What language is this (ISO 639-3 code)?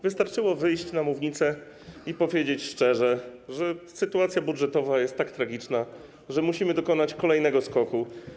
pol